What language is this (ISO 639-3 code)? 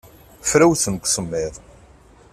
kab